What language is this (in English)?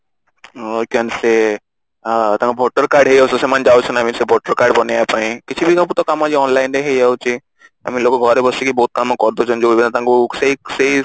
Odia